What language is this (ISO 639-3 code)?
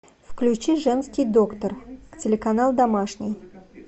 rus